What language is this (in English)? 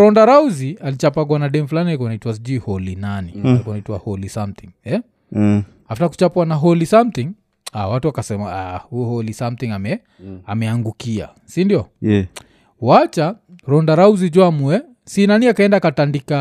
Swahili